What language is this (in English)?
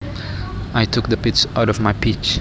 Javanese